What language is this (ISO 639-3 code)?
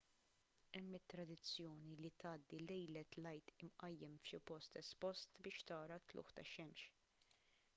mlt